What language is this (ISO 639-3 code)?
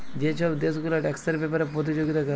ben